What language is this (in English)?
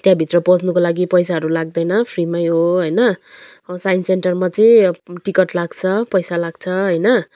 Nepali